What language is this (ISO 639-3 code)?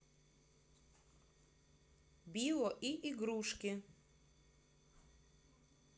rus